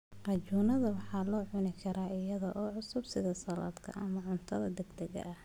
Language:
Somali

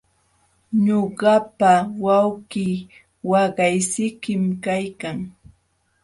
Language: Jauja Wanca Quechua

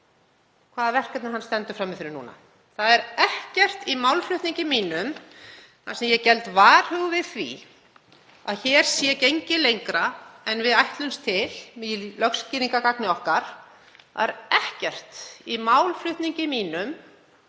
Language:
Icelandic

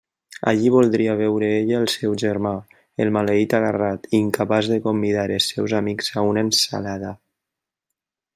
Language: Catalan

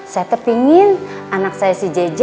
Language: Indonesian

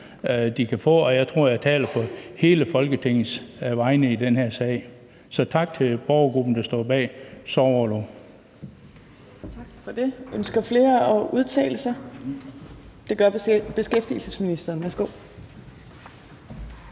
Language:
Danish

